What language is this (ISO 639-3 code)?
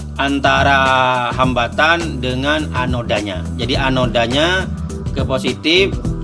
ind